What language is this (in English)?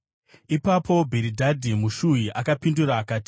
Shona